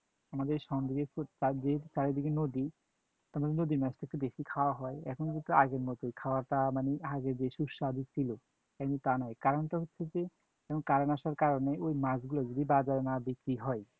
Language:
Bangla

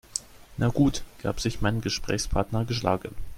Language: German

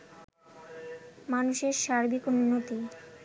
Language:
Bangla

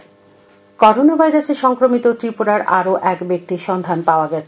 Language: Bangla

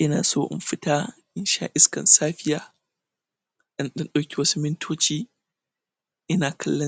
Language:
Hausa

